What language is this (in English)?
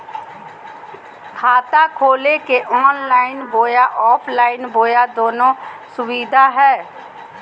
Magahi